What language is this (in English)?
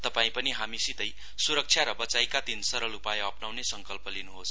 Nepali